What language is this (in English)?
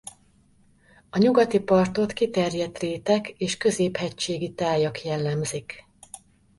Hungarian